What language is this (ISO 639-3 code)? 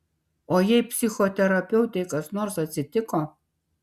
lit